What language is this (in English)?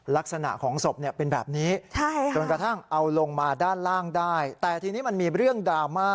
Thai